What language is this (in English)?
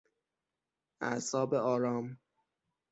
Persian